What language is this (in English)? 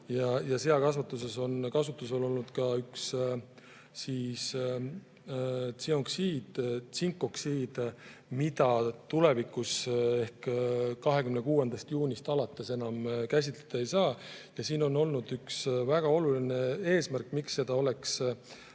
Estonian